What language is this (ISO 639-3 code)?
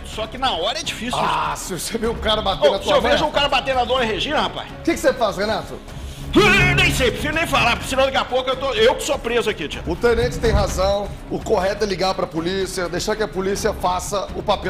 por